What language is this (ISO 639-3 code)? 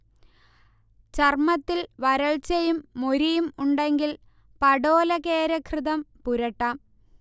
mal